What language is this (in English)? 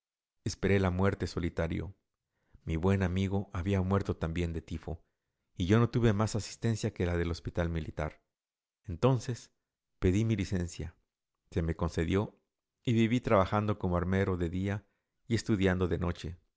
Spanish